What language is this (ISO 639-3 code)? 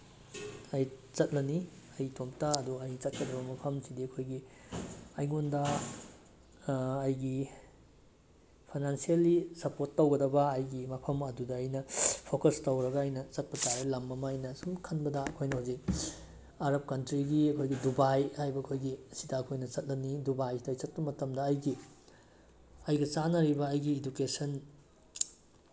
mni